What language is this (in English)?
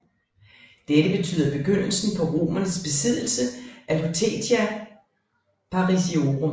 Danish